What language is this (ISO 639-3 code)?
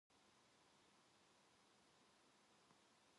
kor